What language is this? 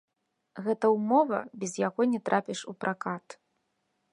Belarusian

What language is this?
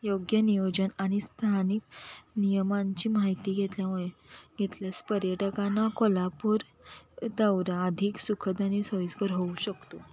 Marathi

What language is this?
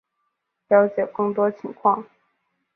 Chinese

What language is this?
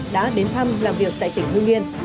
Vietnamese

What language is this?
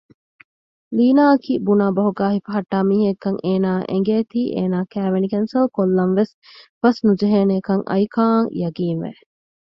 Divehi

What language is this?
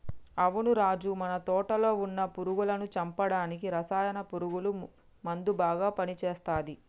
Telugu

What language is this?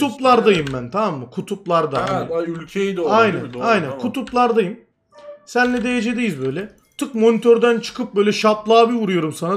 Turkish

